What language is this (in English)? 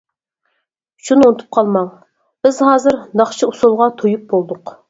Uyghur